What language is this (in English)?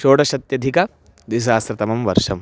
Sanskrit